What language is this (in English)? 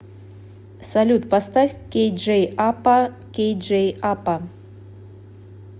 Russian